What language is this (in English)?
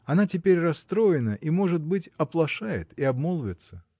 Russian